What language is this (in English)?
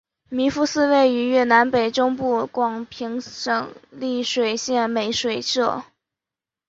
Chinese